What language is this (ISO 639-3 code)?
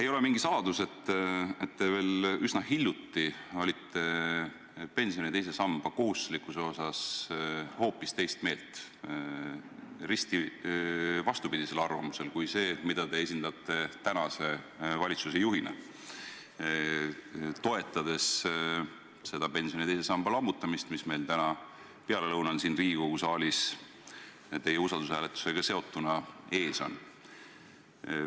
est